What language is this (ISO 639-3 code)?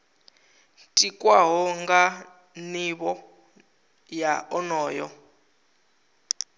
ven